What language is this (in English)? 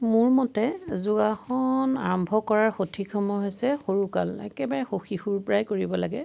Assamese